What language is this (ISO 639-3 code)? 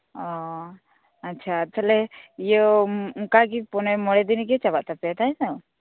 sat